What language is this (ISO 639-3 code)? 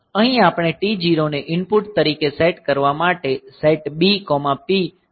guj